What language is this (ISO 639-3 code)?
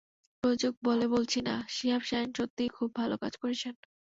ben